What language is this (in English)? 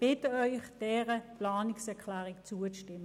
Swiss German